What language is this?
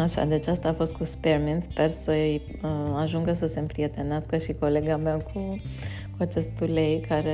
Romanian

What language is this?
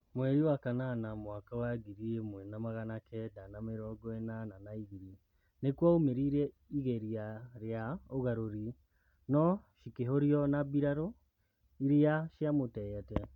Kikuyu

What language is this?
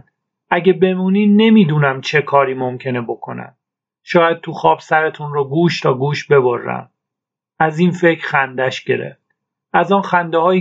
Persian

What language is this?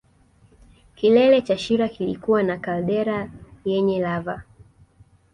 Swahili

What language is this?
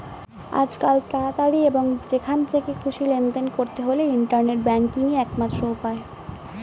Bangla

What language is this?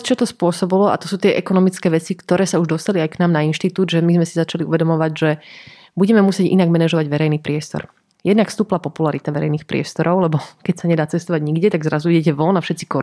Slovak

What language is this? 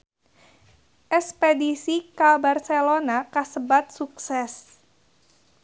Sundanese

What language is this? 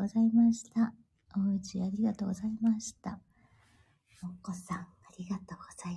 Japanese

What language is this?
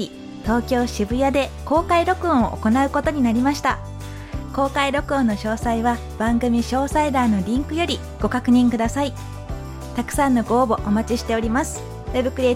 Japanese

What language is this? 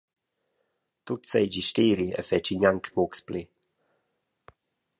Romansh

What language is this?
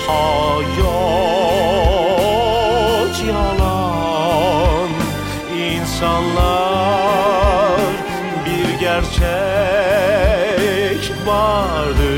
Turkish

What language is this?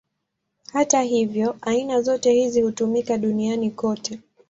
Swahili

